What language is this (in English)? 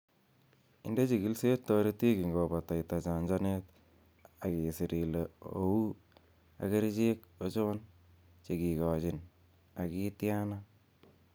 Kalenjin